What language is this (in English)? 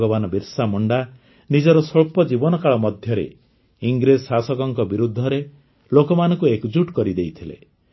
Odia